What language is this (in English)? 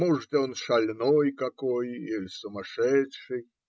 Russian